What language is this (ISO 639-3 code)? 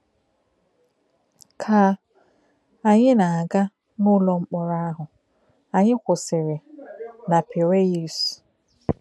ibo